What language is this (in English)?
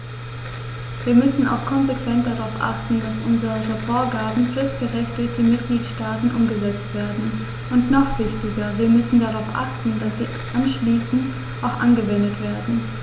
German